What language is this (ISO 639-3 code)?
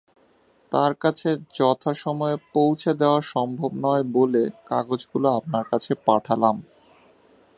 ben